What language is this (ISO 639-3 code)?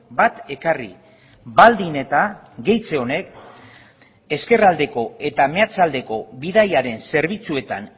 eus